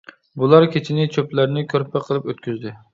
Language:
Uyghur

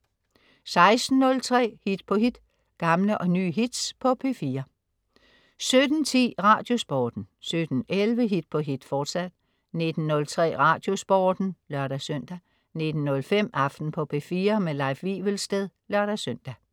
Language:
Danish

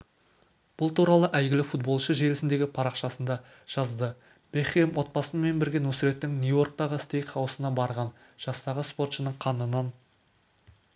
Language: Kazakh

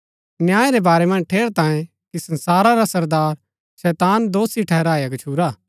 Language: Gaddi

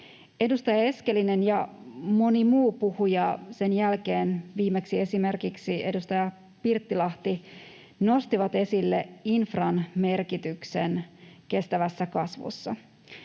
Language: Finnish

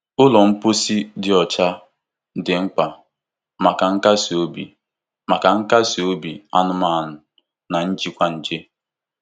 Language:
Igbo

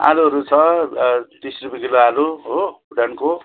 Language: Nepali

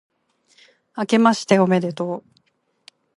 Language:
Japanese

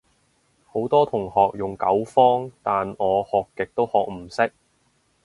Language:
Cantonese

